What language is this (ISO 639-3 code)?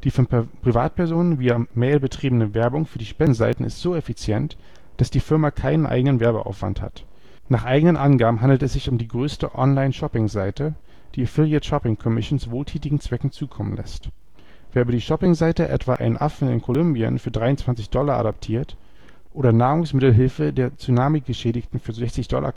deu